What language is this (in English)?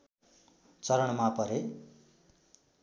Nepali